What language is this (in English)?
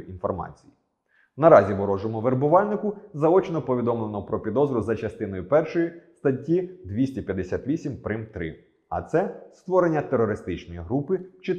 Ukrainian